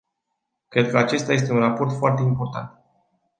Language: Romanian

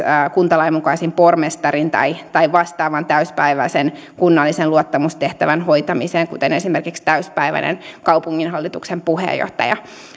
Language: Finnish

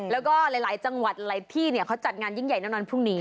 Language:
Thai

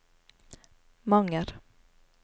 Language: Norwegian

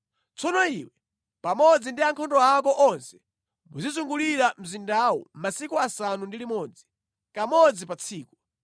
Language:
Nyanja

